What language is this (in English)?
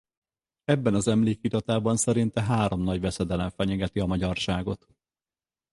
Hungarian